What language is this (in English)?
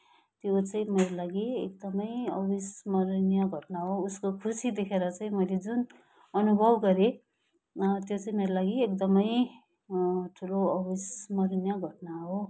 Nepali